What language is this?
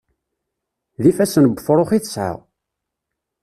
Kabyle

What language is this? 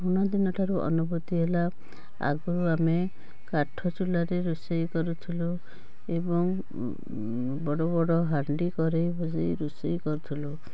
Odia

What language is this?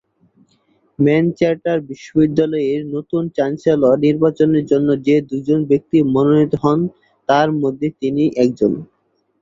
Bangla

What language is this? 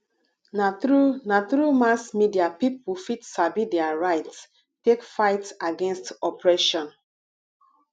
Nigerian Pidgin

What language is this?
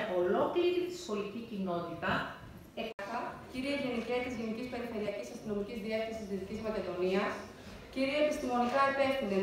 Greek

